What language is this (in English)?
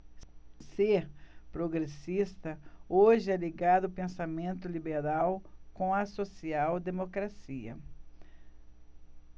Portuguese